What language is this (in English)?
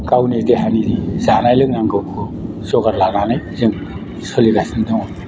Bodo